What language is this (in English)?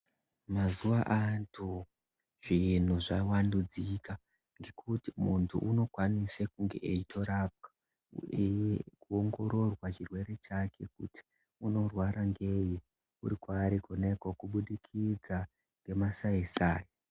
Ndau